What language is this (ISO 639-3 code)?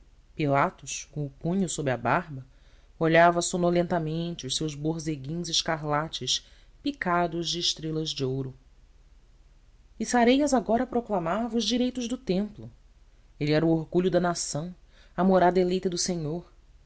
por